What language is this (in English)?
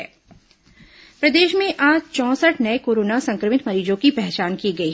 Hindi